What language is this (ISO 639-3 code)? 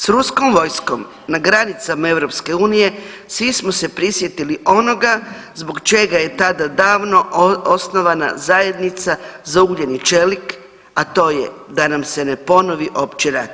hrv